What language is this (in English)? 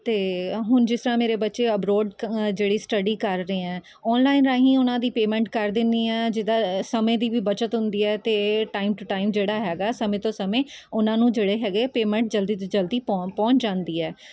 Punjabi